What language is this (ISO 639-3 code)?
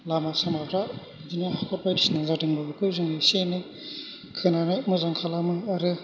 brx